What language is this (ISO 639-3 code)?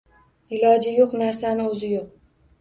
uzb